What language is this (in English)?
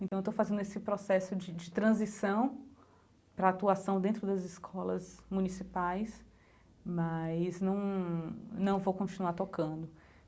Portuguese